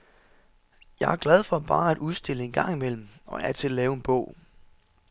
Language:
Danish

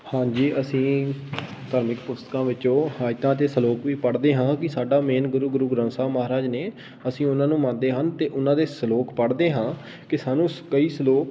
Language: Punjabi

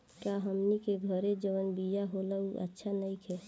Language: Bhojpuri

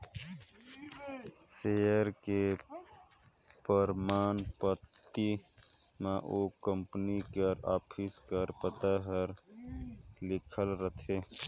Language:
Chhattisgarhi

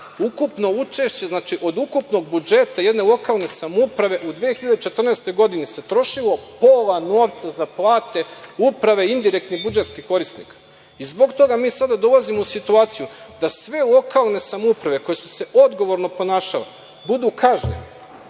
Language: Serbian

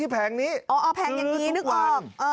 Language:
Thai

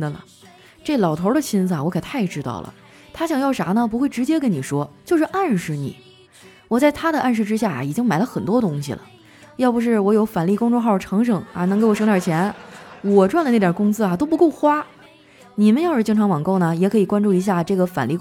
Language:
Chinese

